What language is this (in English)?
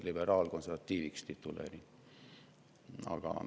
Estonian